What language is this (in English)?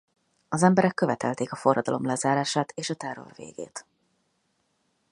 Hungarian